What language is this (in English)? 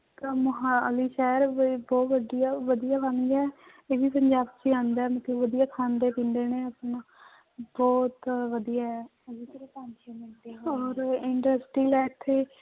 Punjabi